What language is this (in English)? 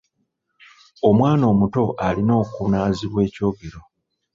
Ganda